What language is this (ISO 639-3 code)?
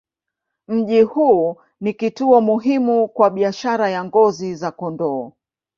swa